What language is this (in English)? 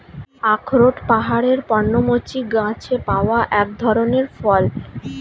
Bangla